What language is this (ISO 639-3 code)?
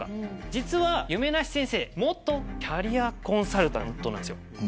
jpn